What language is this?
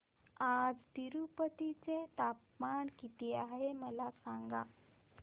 Marathi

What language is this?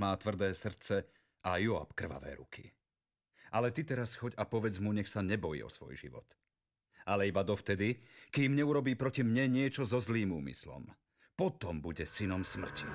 Slovak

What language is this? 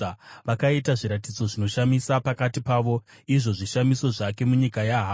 Shona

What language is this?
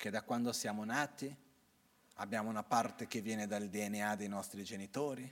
Italian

